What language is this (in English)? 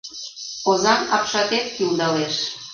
Mari